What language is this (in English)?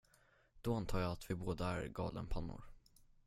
Swedish